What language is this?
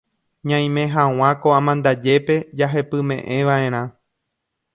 Guarani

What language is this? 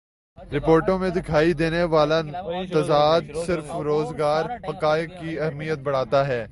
Urdu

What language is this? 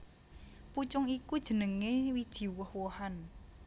Javanese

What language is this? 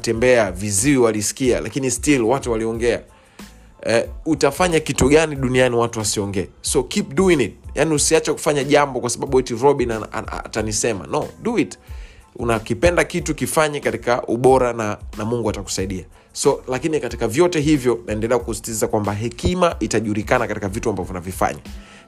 Swahili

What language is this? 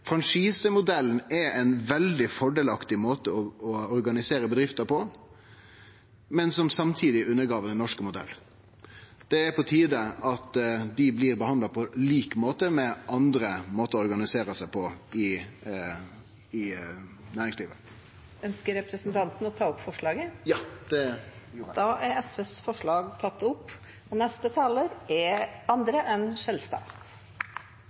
Norwegian Nynorsk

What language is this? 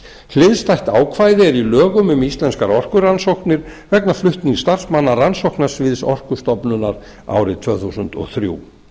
Icelandic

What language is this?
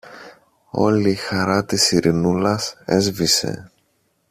Greek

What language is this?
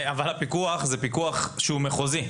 Hebrew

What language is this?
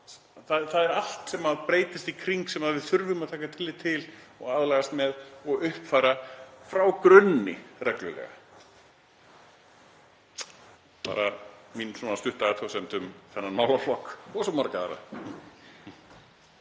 Icelandic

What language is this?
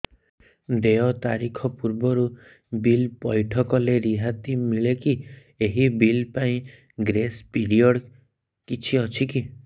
Odia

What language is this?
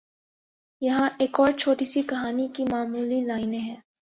Urdu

